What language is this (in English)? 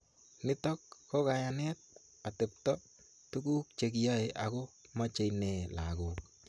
Kalenjin